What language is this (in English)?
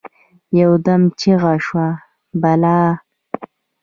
Pashto